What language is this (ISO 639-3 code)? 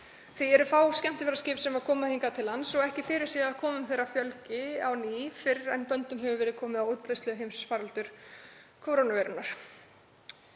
isl